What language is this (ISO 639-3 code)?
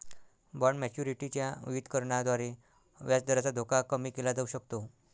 mar